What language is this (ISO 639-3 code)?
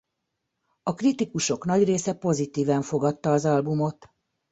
hun